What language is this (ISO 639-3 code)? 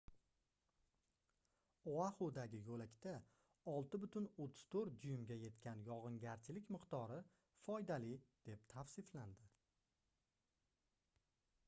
uzb